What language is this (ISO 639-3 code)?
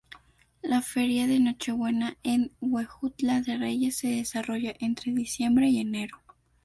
spa